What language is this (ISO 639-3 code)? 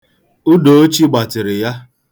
ibo